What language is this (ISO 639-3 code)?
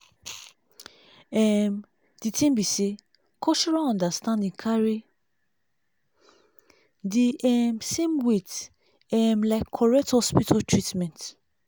pcm